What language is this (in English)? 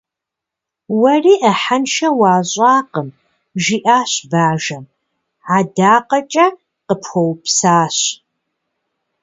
Kabardian